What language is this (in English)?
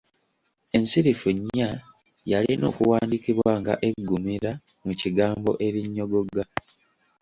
Ganda